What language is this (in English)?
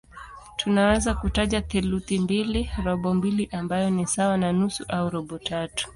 Swahili